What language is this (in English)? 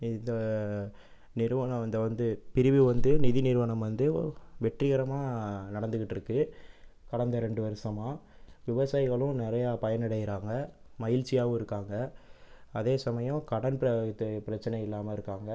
Tamil